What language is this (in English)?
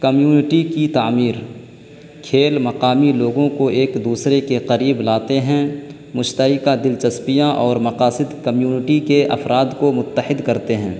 Urdu